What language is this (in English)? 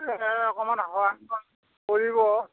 Assamese